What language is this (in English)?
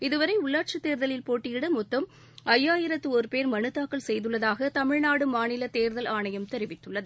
Tamil